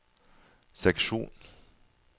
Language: Norwegian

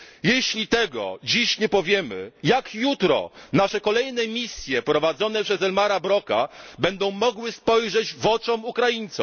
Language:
Polish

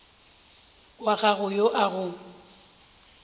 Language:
Northern Sotho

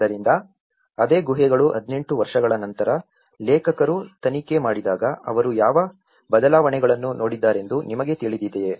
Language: Kannada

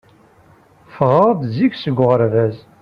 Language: Kabyle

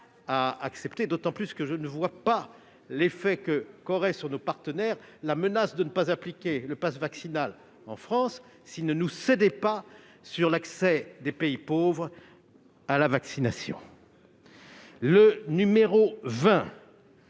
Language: French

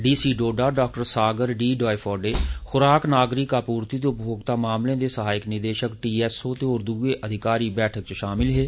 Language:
Dogri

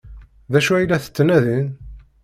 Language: Kabyle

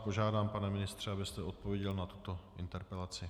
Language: Czech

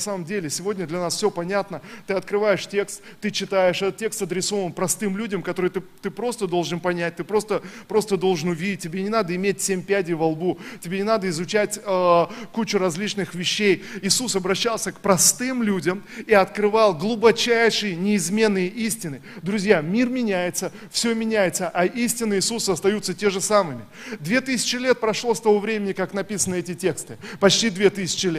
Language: Russian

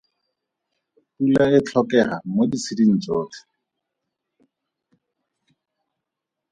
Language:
Tswana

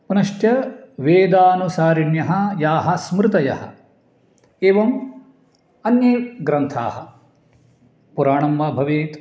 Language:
Sanskrit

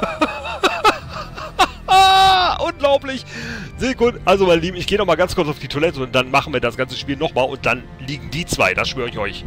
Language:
German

